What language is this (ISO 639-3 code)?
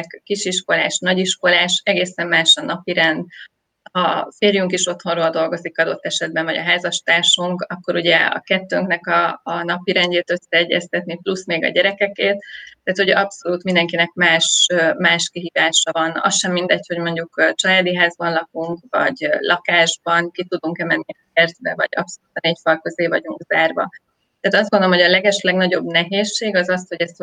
hun